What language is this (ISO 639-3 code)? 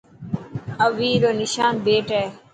mki